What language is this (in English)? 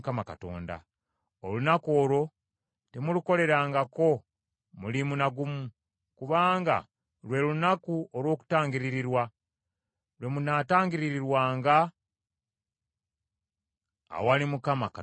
Ganda